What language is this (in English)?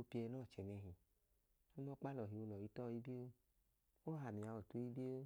Idoma